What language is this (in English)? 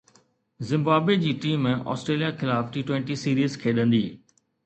Sindhi